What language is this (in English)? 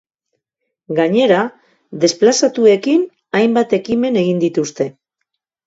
Basque